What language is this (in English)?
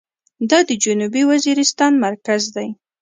Pashto